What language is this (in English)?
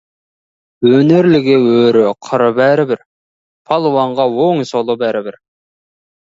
Kazakh